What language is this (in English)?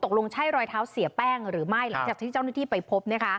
Thai